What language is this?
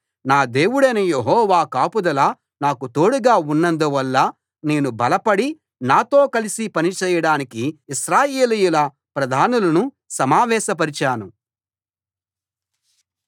Telugu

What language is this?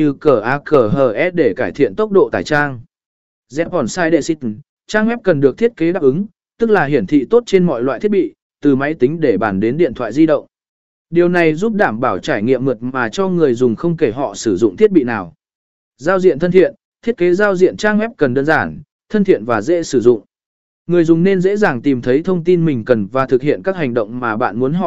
Vietnamese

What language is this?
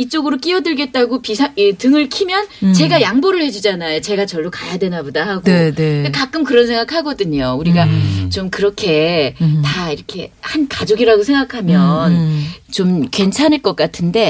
Korean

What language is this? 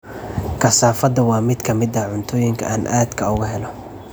Somali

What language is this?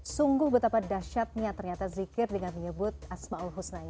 Indonesian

